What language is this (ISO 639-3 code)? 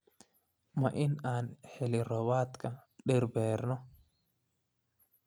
som